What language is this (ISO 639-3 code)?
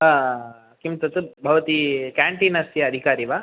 san